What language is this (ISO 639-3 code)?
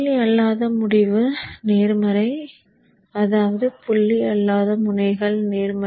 tam